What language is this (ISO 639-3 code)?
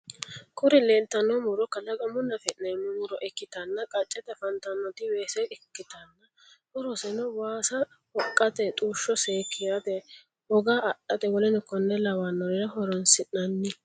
sid